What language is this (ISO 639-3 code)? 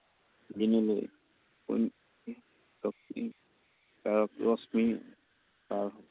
asm